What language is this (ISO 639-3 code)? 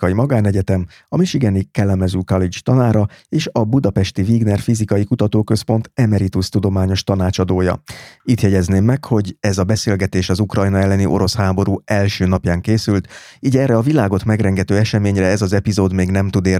hun